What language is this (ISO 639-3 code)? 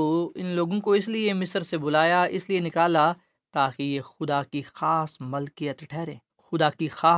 urd